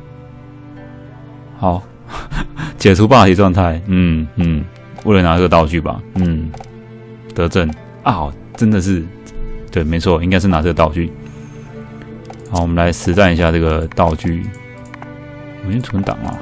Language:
Chinese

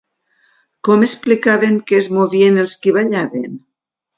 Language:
Catalan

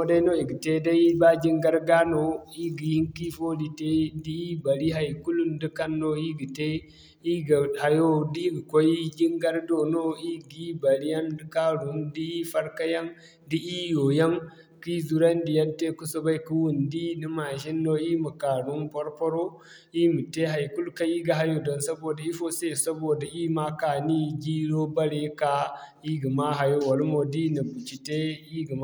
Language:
Zarma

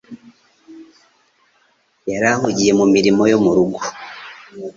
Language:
Kinyarwanda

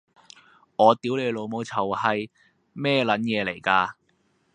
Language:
Cantonese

